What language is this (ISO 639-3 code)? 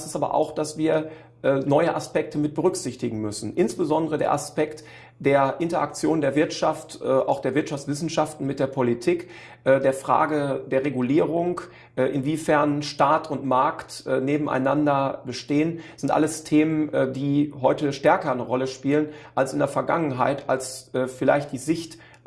deu